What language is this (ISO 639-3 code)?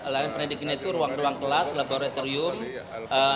ind